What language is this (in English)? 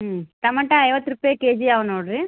Kannada